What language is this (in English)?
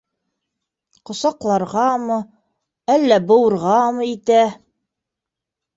Bashkir